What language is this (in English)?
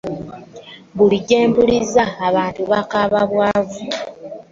Ganda